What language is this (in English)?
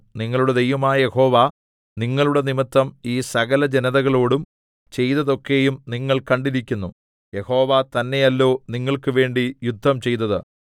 Malayalam